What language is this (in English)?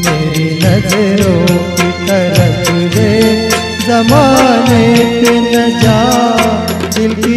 Arabic